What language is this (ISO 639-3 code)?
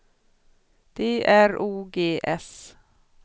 swe